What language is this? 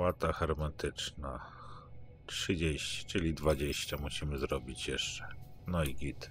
Polish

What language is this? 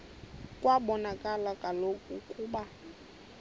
Xhosa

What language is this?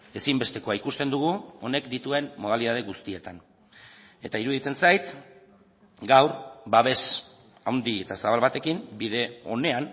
Basque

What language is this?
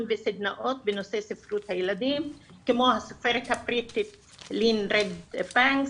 Hebrew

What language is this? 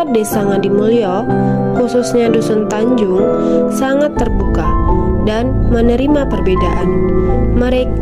Indonesian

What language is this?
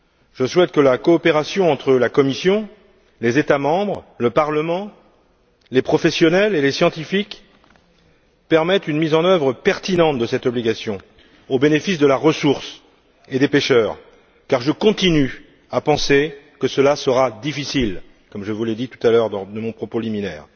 French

